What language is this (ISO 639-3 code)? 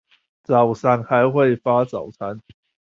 zho